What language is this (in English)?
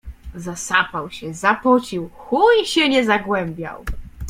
Polish